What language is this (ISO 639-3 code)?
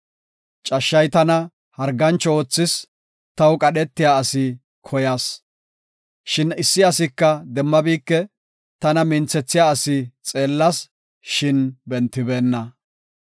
gof